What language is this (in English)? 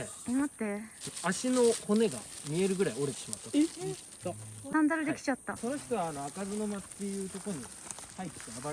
Japanese